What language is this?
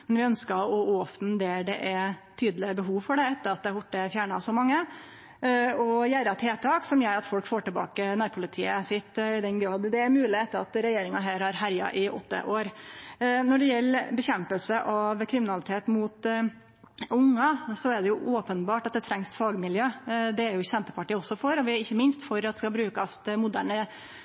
Norwegian Nynorsk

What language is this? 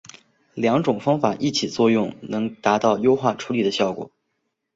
Chinese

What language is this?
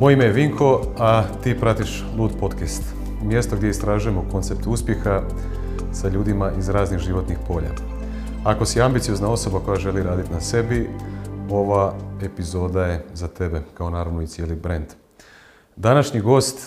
Croatian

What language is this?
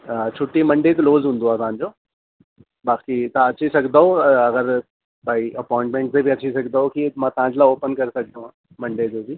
Sindhi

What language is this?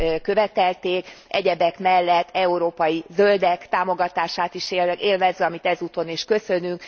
Hungarian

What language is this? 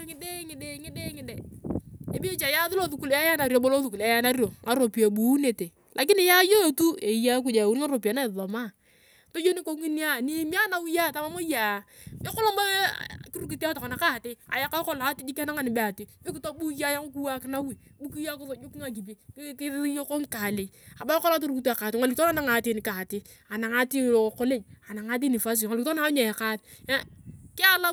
Turkana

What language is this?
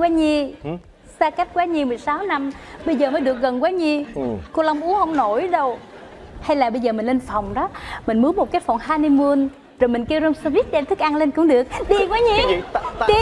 Vietnamese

